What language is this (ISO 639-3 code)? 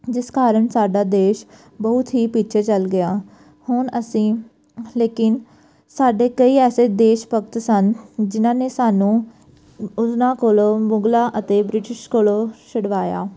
pan